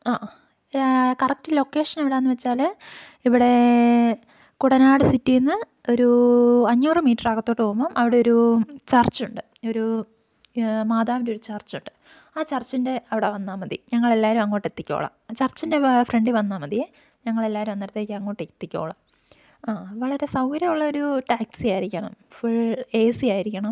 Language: Malayalam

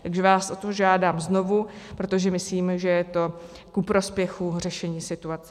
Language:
Czech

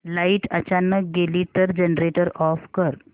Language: Marathi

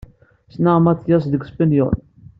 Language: Kabyle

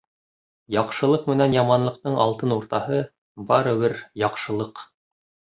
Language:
Bashkir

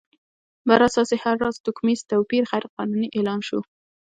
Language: Pashto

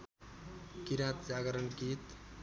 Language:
Nepali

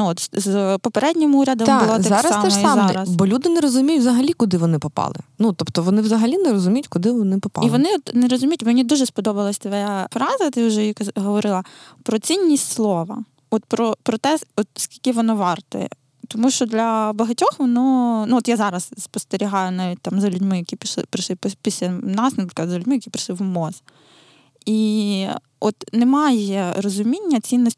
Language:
Ukrainian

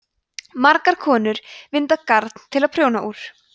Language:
Icelandic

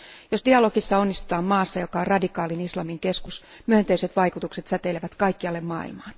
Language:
Finnish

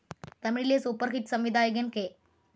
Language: Malayalam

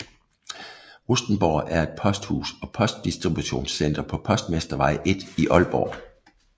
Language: Danish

